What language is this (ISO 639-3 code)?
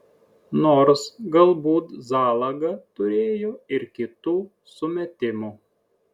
lit